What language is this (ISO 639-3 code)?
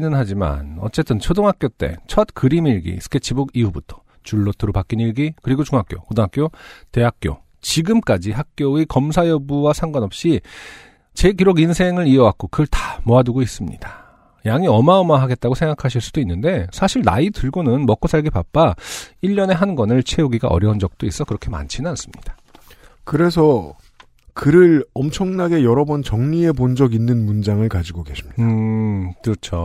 kor